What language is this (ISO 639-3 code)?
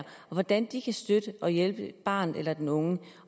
dan